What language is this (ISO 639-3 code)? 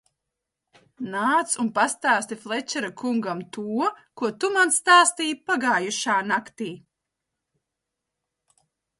lav